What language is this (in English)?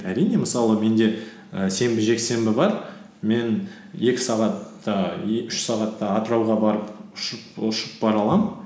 Kazakh